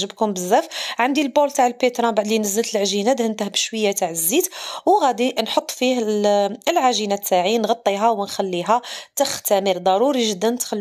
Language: Arabic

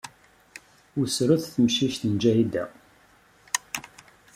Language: Kabyle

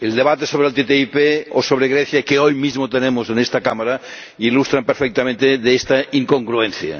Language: Spanish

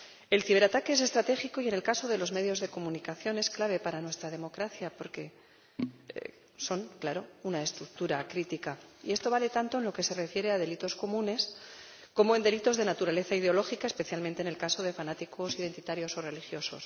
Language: Spanish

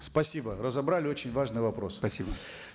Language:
Kazakh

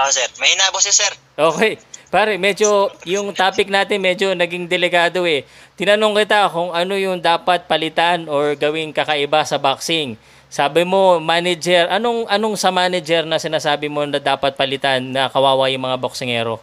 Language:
Filipino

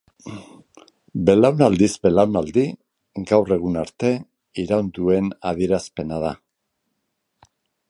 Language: Basque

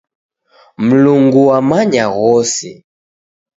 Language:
Taita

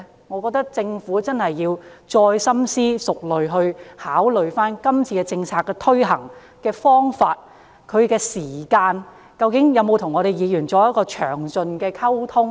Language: Cantonese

